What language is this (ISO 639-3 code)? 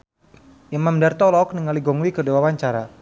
sun